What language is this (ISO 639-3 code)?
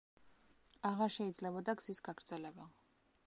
kat